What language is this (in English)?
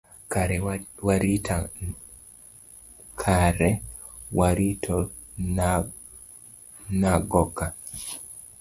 Luo (Kenya and Tanzania)